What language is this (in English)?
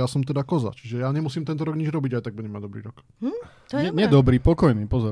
Slovak